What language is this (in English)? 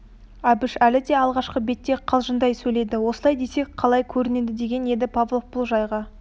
Kazakh